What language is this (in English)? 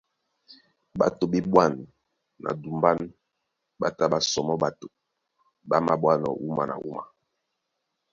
Duala